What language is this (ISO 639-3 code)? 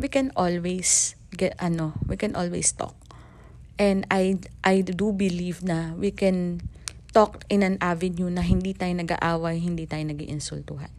fil